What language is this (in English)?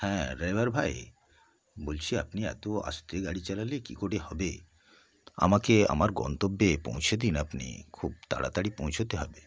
Bangla